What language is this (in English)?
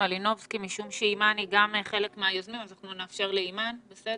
Hebrew